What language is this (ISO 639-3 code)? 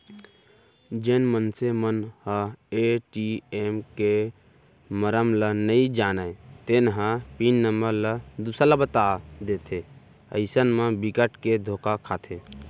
hne